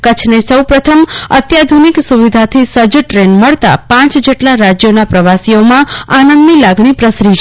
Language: Gujarati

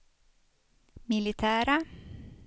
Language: Swedish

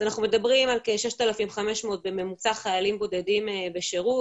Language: Hebrew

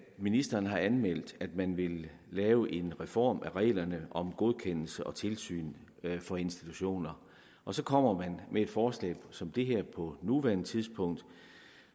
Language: Danish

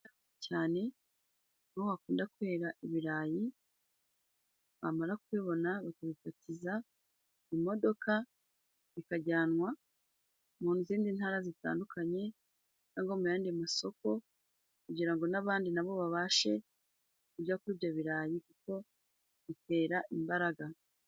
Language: Kinyarwanda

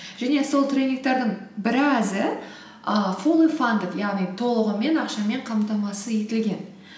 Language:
Kazakh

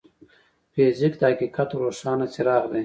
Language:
Pashto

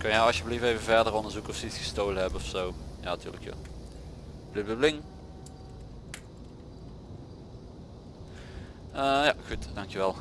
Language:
Dutch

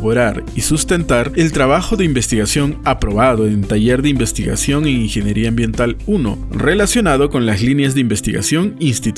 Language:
Spanish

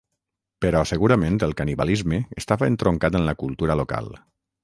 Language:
Catalan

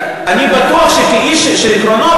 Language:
Hebrew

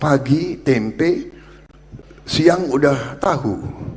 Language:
Indonesian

